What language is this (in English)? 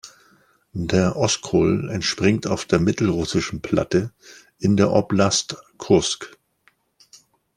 German